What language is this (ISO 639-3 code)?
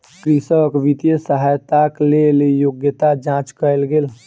mai